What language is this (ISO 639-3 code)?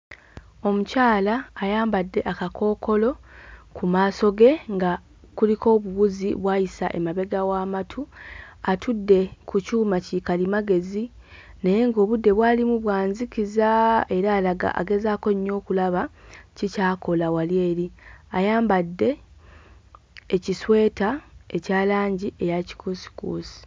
lug